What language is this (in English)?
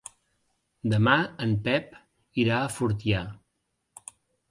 Catalan